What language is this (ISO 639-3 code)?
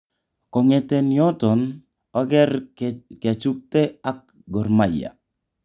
kln